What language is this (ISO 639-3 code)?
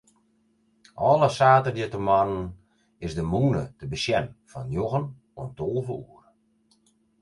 fry